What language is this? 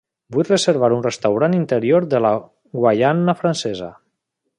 Catalan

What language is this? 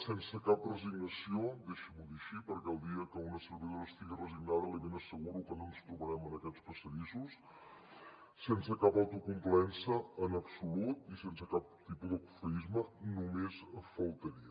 Catalan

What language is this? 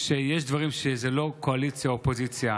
Hebrew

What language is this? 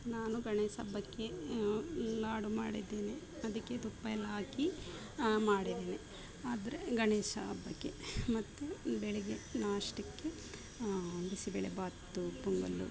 Kannada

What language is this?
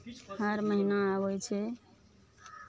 Maithili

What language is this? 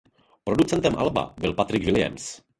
Czech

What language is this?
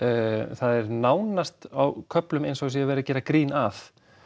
Icelandic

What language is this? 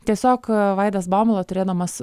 Lithuanian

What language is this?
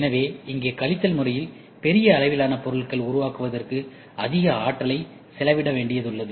Tamil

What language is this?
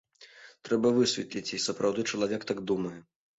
Belarusian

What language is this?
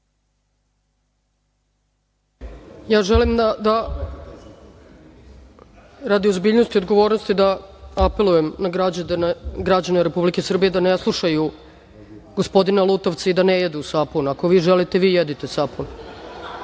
Serbian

